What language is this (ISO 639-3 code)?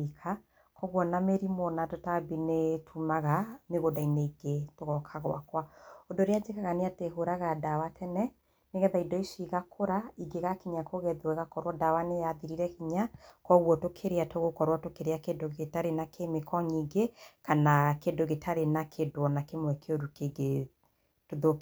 kik